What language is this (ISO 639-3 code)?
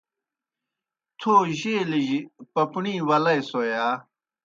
plk